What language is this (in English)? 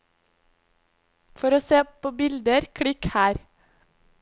Norwegian